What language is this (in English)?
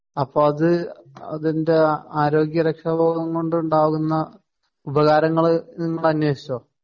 Malayalam